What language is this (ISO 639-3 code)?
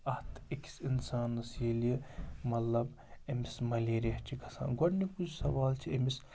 kas